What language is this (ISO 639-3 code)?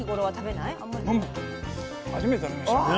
jpn